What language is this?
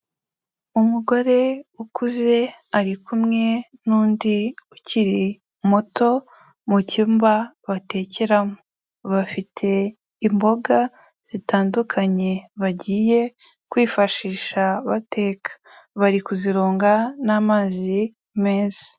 Kinyarwanda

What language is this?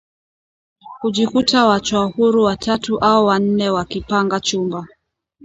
Swahili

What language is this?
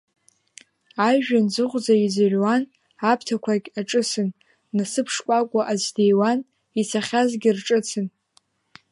Abkhazian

